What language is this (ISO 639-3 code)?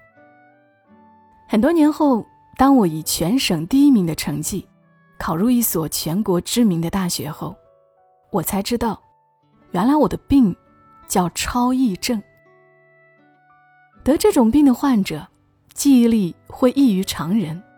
zho